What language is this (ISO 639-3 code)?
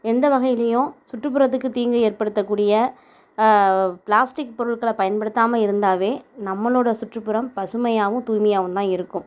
tam